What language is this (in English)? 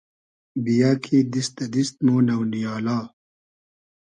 Hazaragi